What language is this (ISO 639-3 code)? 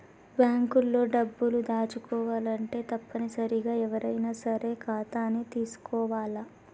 tel